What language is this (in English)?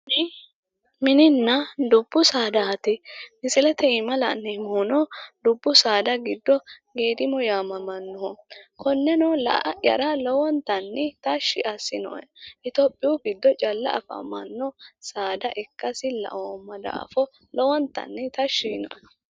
Sidamo